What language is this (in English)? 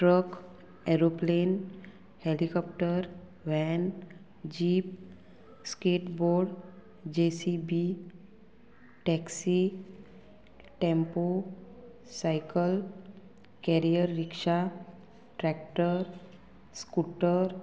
Konkani